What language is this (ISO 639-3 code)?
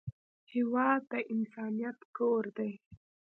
pus